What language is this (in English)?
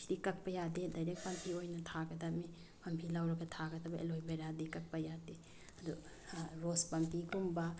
Manipuri